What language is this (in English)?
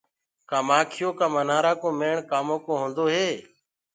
Gurgula